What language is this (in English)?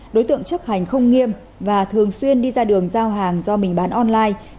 Vietnamese